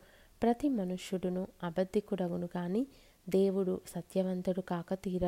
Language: Telugu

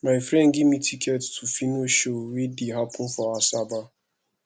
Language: Nigerian Pidgin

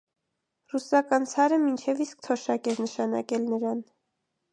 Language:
Armenian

